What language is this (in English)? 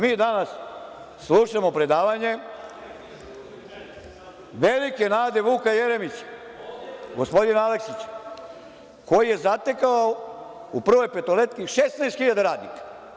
Serbian